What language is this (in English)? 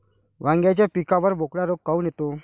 Marathi